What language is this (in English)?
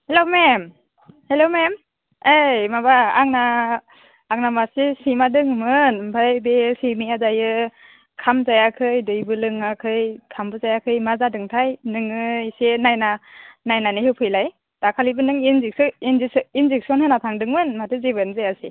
Bodo